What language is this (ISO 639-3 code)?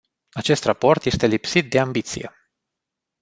ron